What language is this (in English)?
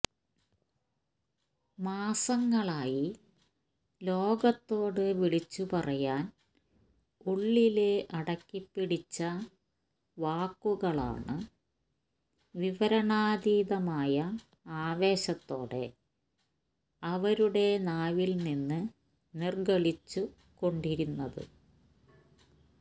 Malayalam